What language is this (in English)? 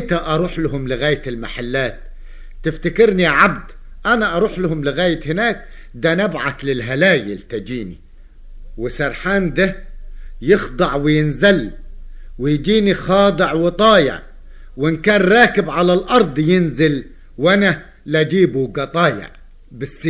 Arabic